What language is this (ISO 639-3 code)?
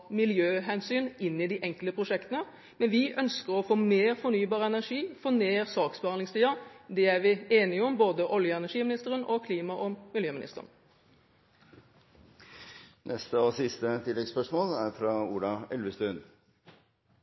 nor